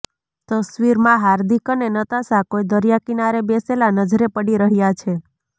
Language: Gujarati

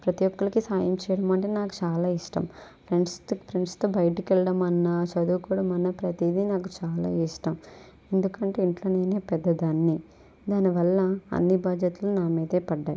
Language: Telugu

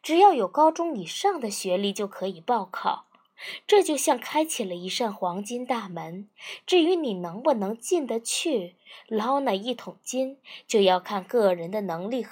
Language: Chinese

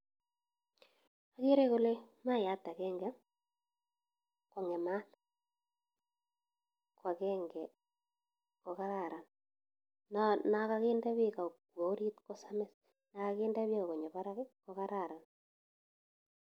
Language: Kalenjin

